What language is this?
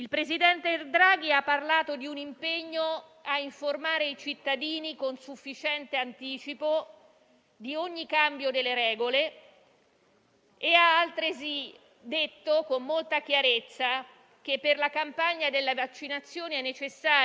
Italian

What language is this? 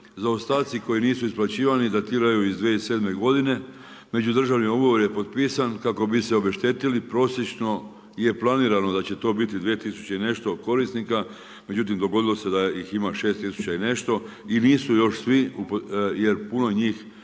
Croatian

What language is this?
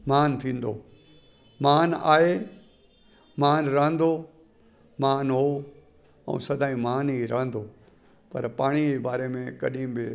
Sindhi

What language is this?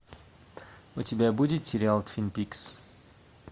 Russian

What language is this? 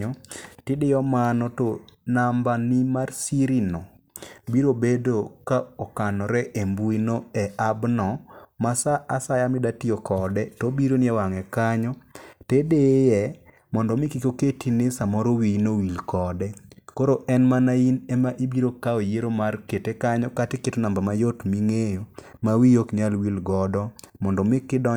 Luo (Kenya and Tanzania)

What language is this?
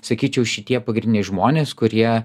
Lithuanian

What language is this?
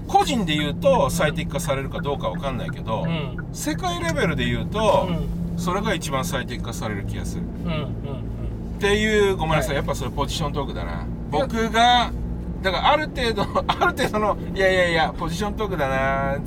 Japanese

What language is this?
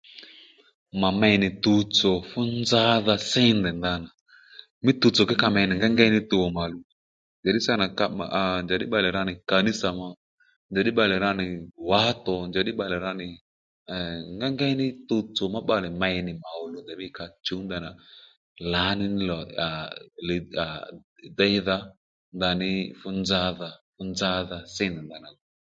Lendu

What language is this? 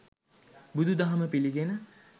Sinhala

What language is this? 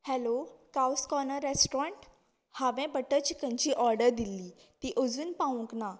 Konkani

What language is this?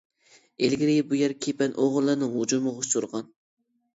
Uyghur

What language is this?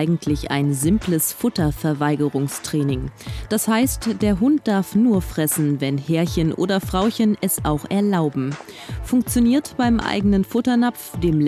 German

